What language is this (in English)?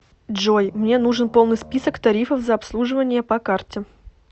Russian